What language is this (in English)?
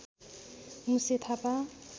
Nepali